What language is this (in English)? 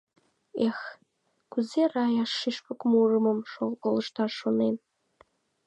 Mari